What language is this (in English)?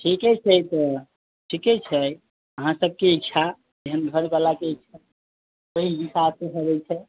Maithili